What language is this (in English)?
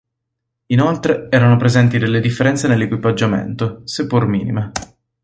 Italian